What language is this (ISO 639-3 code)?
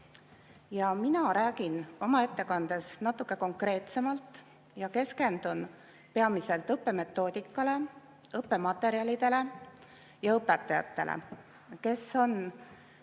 est